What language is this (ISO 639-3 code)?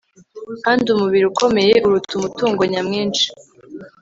kin